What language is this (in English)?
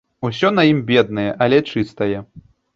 Belarusian